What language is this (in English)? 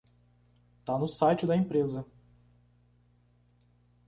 Portuguese